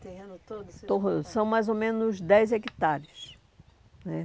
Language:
Portuguese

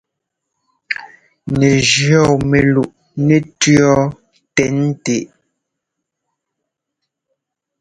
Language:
Ngomba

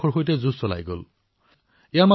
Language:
Assamese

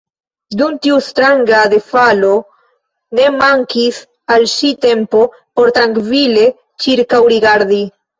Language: Esperanto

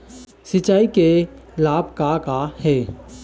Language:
Chhattisgarhi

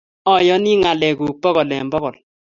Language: Kalenjin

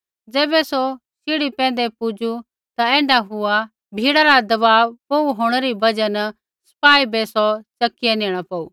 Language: Kullu Pahari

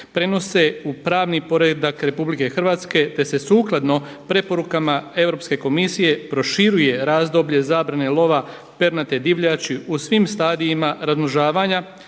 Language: Croatian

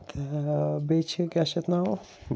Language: Kashmiri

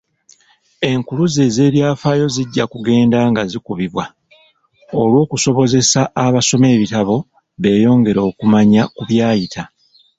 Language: Ganda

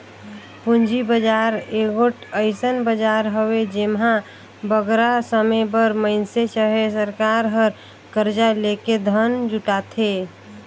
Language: Chhattisgarhi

